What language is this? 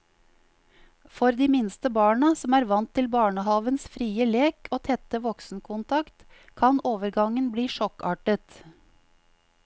Norwegian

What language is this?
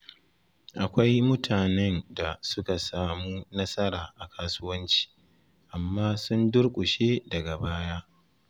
Hausa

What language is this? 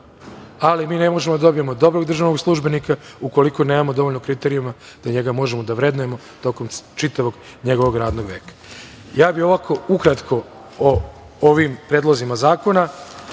Serbian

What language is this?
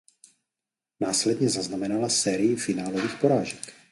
Czech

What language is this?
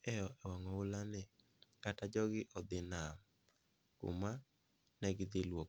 Luo (Kenya and Tanzania)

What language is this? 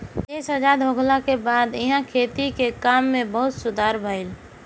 Bhojpuri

